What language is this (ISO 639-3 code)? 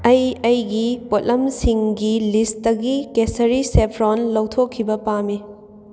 mni